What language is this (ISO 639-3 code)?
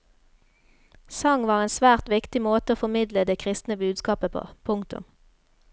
nor